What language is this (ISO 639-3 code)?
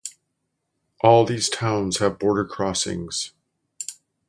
eng